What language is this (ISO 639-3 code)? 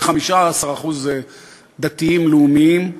heb